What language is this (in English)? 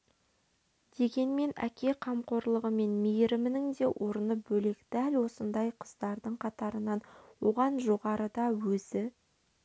Kazakh